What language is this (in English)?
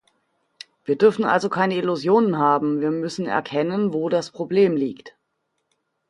German